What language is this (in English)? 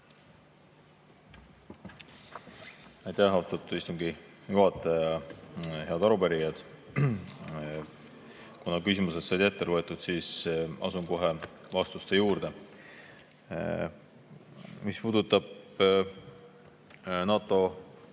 Estonian